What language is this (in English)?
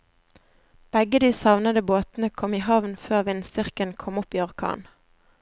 Norwegian